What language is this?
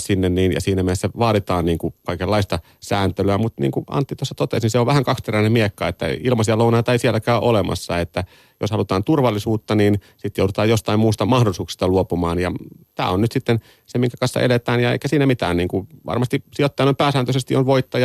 Finnish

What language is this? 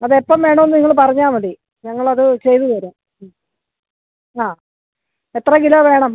Malayalam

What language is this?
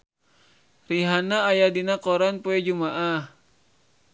Sundanese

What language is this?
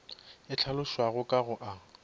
Northern Sotho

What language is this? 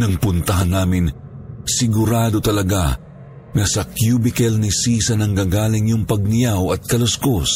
Filipino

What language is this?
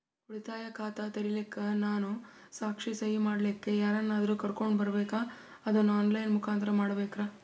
Kannada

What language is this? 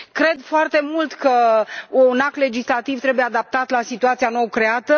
Romanian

